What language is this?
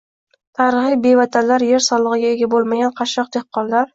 Uzbek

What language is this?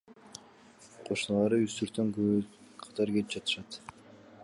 Kyrgyz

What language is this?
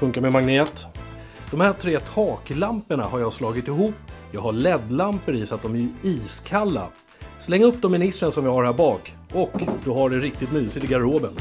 Swedish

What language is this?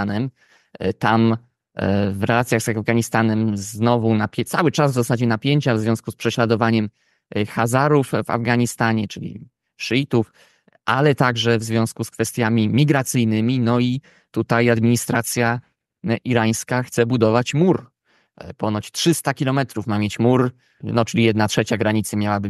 Polish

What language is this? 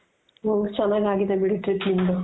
Kannada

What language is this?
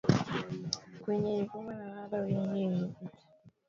Swahili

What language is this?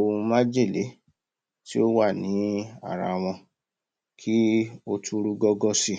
Yoruba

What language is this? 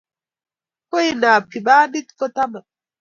Kalenjin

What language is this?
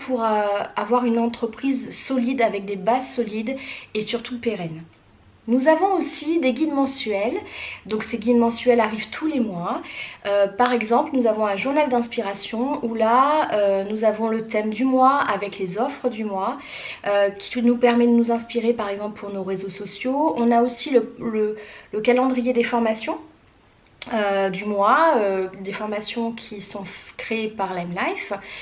French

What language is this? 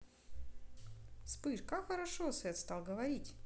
Russian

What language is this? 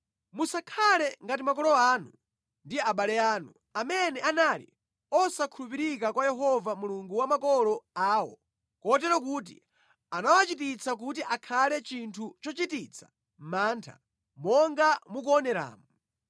Nyanja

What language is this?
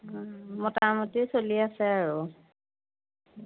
Assamese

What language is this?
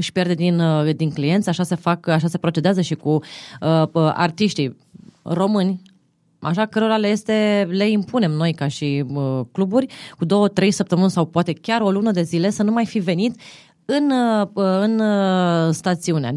Romanian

